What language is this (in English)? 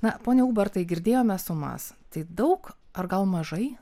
Lithuanian